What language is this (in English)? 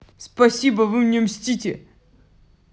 Russian